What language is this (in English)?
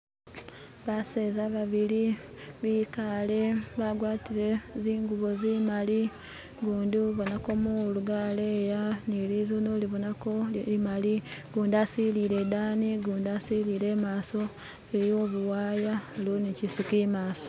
Masaaba